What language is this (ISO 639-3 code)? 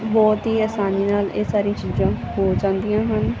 pan